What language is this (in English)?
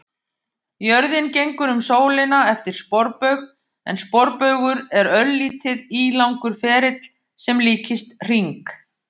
Icelandic